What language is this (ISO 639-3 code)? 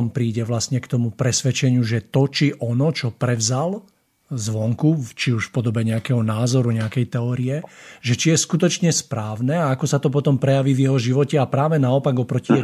slk